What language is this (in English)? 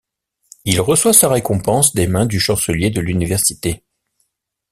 French